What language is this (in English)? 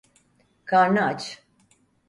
Turkish